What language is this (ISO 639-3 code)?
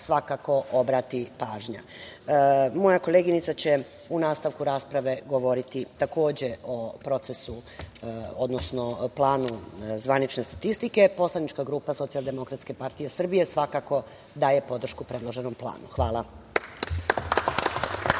srp